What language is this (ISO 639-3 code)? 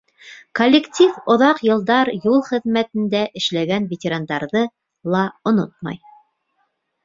bak